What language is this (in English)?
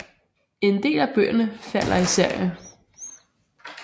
Danish